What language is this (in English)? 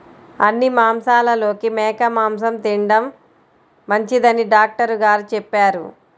Telugu